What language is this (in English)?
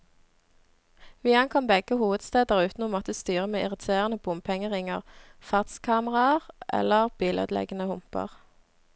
Norwegian